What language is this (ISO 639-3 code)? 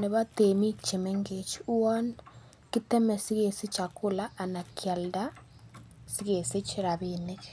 kln